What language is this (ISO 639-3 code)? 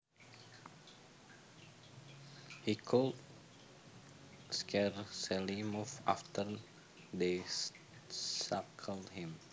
jav